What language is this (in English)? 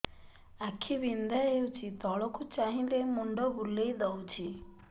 Odia